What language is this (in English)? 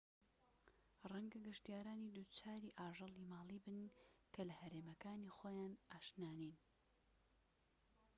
Central Kurdish